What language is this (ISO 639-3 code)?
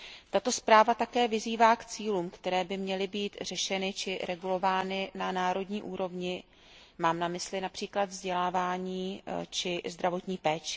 ces